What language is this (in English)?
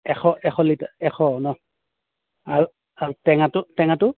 Assamese